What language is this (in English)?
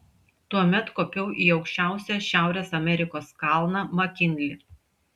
Lithuanian